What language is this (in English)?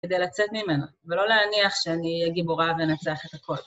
Hebrew